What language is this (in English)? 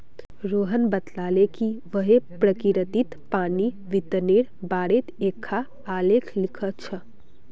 Magahi